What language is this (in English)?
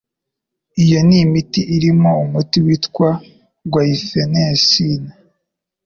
Kinyarwanda